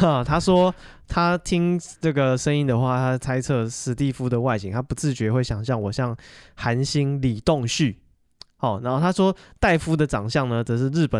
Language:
Chinese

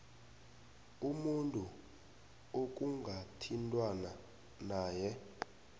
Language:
South Ndebele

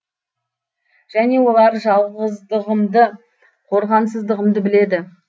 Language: Kazakh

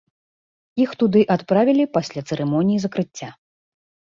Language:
Belarusian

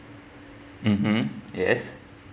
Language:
English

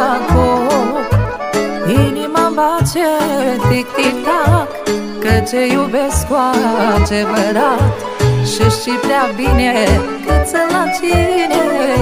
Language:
Romanian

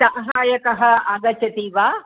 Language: Sanskrit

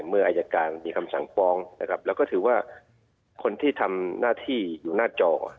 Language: Thai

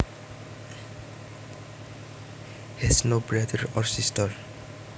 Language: Javanese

